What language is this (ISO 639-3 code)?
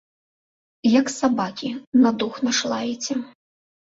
bel